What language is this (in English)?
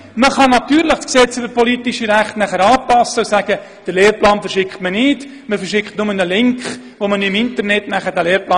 Swiss German